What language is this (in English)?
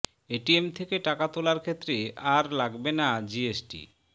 Bangla